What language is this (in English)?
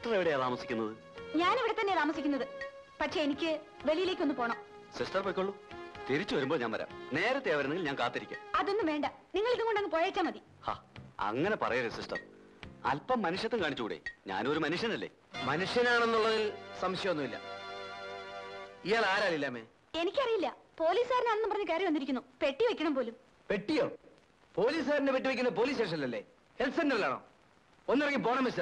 Malayalam